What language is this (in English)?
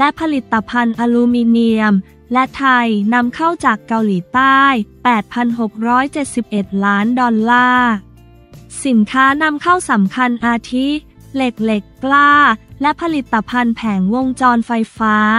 Thai